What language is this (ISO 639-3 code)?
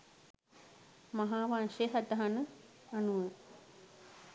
sin